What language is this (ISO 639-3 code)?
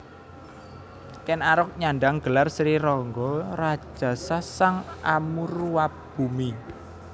jav